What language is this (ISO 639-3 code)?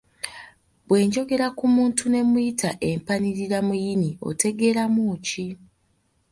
lug